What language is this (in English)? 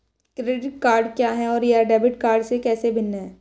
Hindi